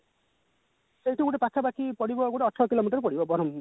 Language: Odia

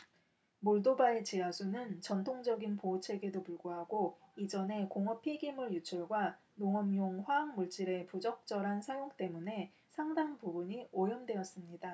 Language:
Korean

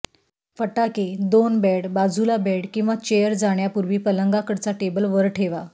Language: Marathi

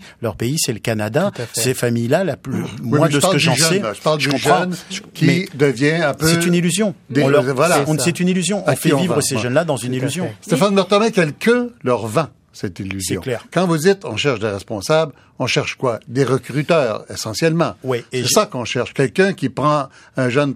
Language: French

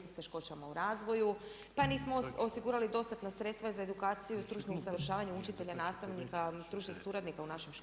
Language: Croatian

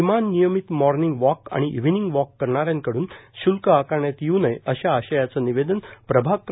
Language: Marathi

